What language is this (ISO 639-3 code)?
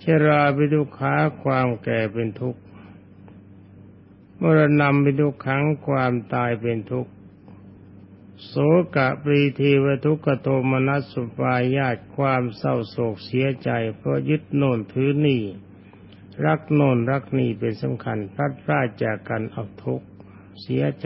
tha